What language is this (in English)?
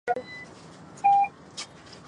Chinese